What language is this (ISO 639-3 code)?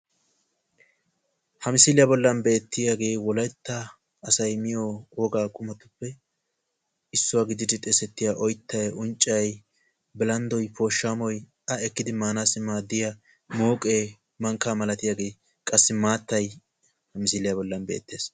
wal